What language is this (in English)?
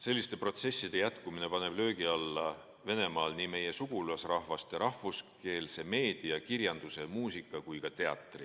Estonian